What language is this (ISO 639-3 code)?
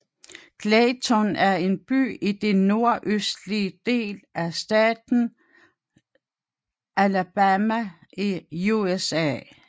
dan